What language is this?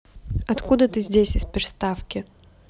Russian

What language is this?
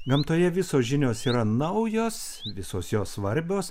Lithuanian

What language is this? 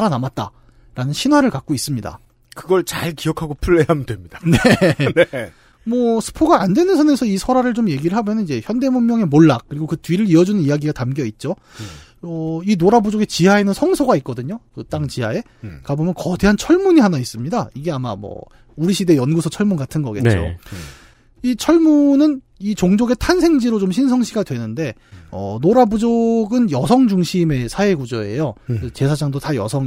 Korean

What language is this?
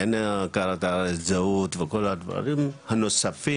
Hebrew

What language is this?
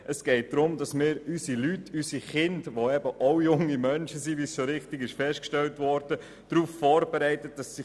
Swiss German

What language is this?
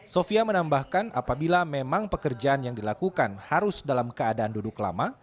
Indonesian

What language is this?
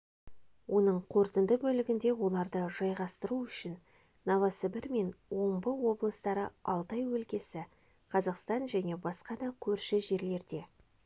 Kazakh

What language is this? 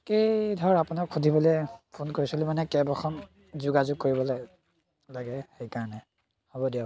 Assamese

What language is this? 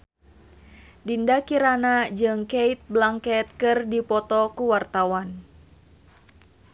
Sundanese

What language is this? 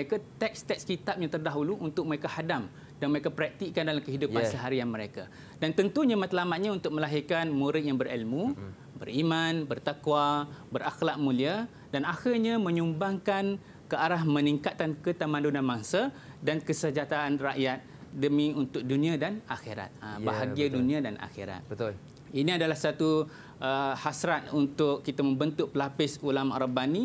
Malay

